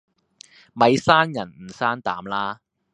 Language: Cantonese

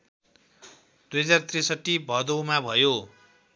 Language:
Nepali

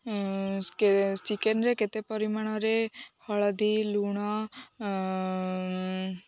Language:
Odia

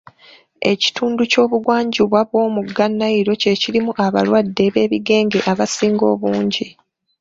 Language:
Ganda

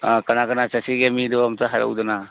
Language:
Manipuri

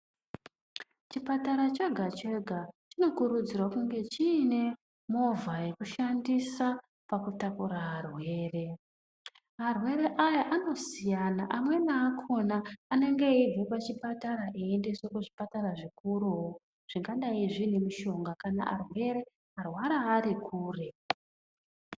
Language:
Ndau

